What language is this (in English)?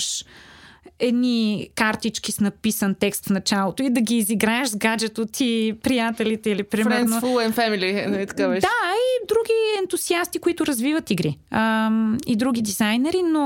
Bulgarian